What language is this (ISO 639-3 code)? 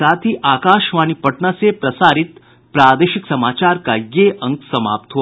hin